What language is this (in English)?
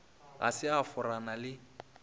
Northern Sotho